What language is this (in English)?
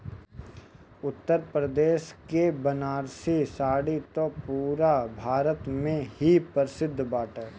Bhojpuri